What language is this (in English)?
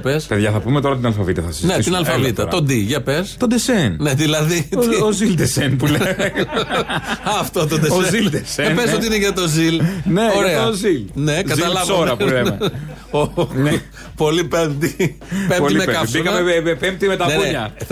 Greek